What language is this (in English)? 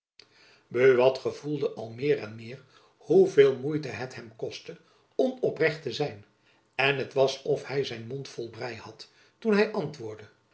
Dutch